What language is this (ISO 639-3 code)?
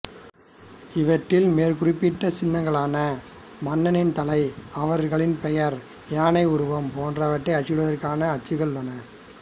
tam